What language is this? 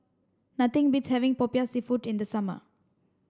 English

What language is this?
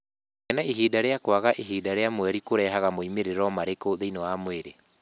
Kikuyu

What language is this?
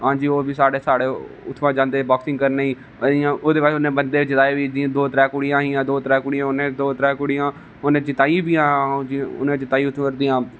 Dogri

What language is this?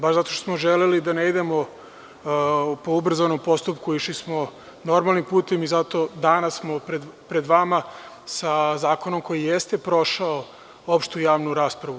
Serbian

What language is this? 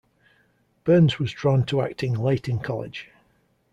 English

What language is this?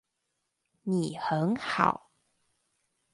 Chinese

